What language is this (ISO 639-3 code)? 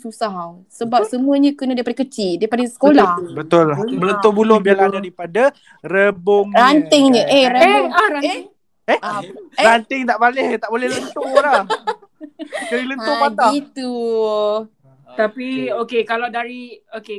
msa